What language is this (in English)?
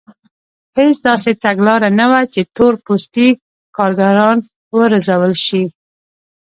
Pashto